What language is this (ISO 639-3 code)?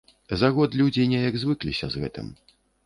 bel